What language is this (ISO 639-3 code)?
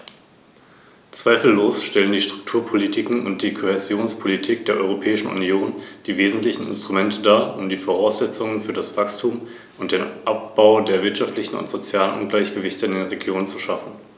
deu